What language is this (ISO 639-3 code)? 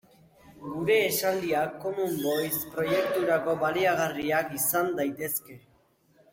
eus